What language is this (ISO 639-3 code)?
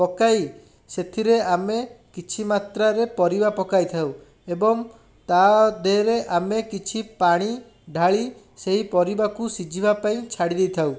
ori